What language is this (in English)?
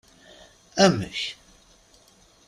Kabyle